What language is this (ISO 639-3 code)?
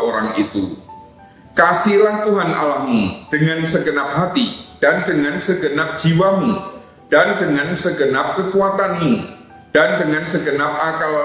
ind